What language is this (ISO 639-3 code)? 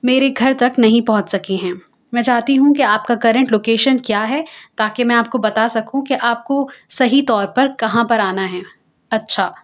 urd